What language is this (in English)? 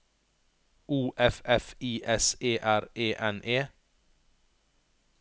Norwegian